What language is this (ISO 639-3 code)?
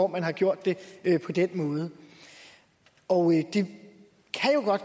dan